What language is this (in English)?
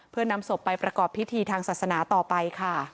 Thai